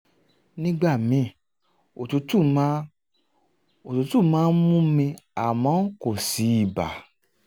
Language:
Yoruba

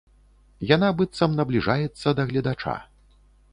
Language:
Belarusian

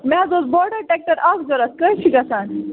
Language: Kashmiri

